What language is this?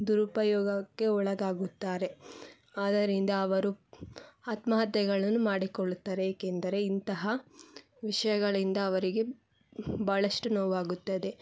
Kannada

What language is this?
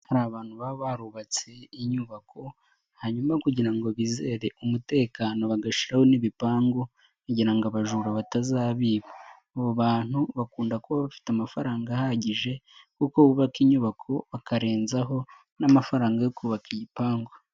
Kinyarwanda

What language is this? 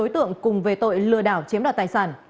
Vietnamese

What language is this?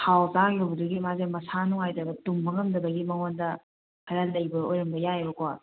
Manipuri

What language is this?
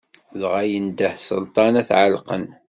Kabyle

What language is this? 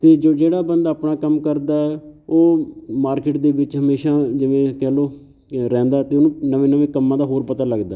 Punjabi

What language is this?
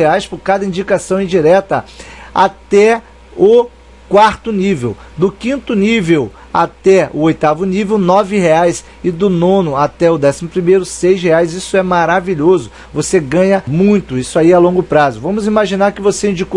Portuguese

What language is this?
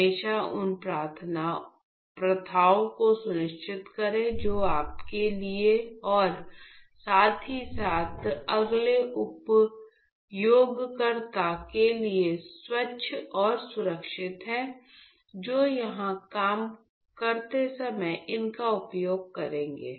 Hindi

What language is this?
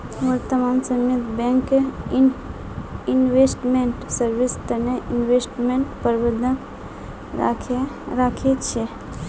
Magahi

